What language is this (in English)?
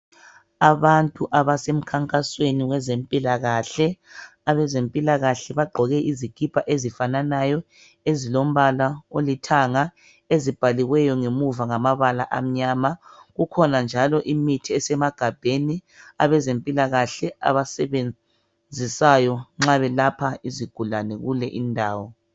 North Ndebele